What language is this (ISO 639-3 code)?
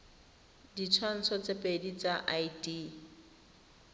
tsn